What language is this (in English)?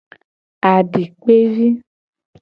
Gen